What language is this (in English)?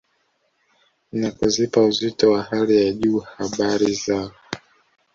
Swahili